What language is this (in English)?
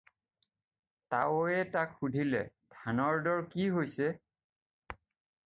Assamese